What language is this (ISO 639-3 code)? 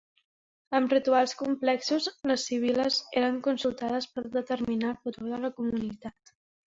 cat